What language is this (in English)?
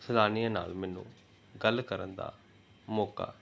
Punjabi